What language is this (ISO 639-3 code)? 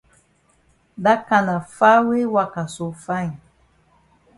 wes